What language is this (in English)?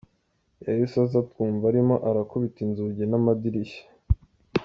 Kinyarwanda